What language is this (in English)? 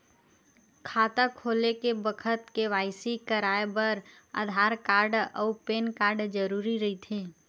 Chhattisgarhi